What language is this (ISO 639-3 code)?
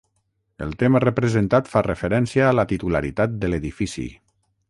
cat